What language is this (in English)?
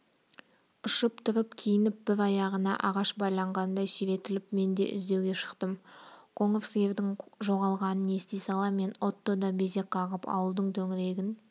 Kazakh